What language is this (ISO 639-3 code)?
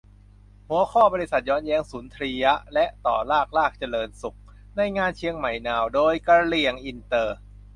tha